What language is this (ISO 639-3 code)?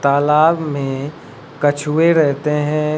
hin